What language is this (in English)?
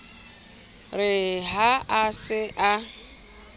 Southern Sotho